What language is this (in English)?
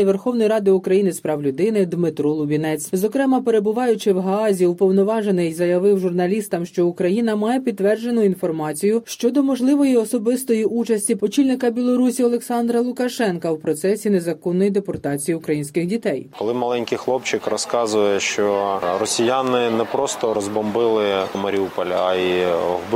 Ukrainian